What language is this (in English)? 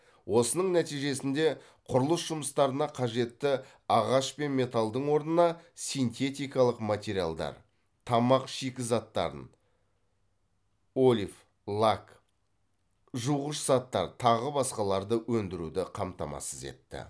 Kazakh